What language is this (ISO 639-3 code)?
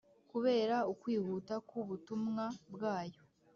kin